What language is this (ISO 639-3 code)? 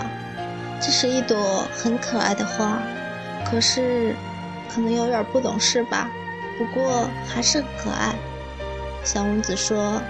zho